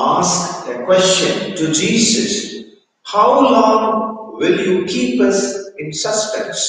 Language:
English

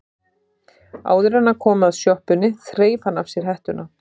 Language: Icelandic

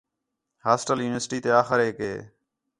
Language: Khetrani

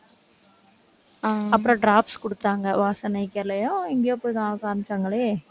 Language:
Tamil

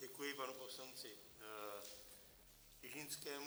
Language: Czech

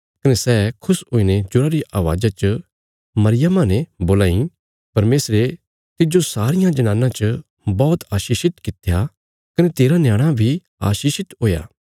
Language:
Bilaspuri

